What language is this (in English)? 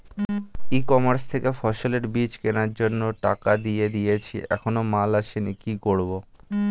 Bangla